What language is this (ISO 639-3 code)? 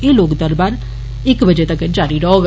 doi